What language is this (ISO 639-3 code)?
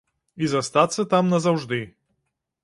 bel